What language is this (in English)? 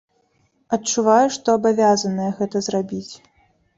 Belarusian